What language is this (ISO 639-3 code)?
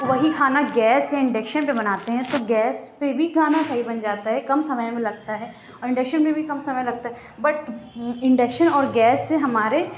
urd